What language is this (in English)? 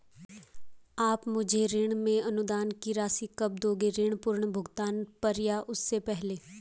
Hindi